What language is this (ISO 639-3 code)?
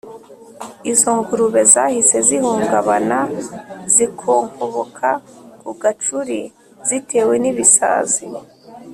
kin